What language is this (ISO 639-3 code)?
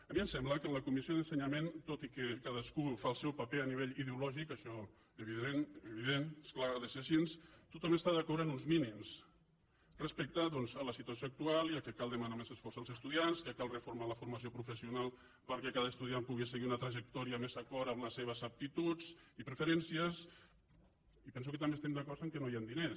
cat